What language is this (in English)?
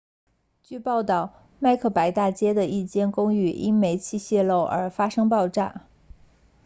Chinese